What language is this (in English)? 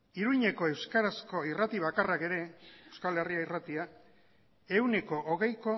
Basque